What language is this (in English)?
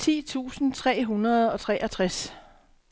Danish